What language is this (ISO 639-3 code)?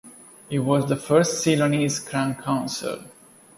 eng